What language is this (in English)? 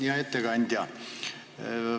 Estonian